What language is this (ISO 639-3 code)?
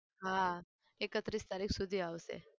guj